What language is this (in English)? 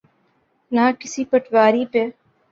Urdu